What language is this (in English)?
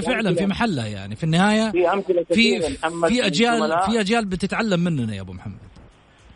Arabic